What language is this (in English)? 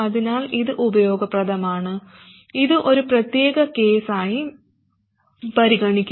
Malayalam